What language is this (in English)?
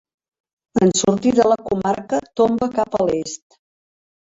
Catalan